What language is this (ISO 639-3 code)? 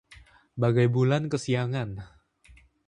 ind